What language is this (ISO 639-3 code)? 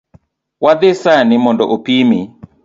luo